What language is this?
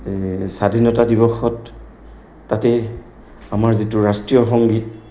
Assamese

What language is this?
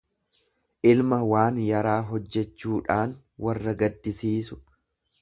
Oromo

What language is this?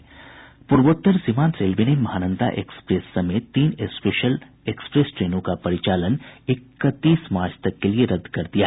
Hindi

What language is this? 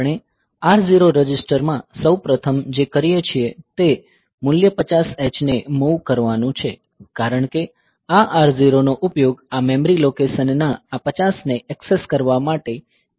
Gujarati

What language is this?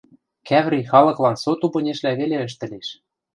Western Mari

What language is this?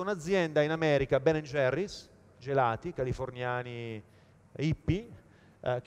Italian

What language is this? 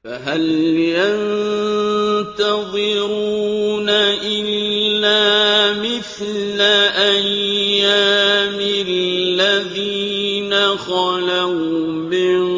Arabic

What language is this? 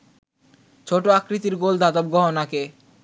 Bangla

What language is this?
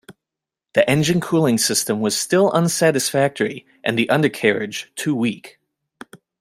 English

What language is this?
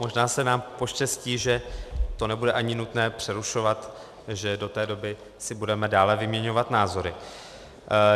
Czech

